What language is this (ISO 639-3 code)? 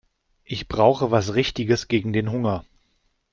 deu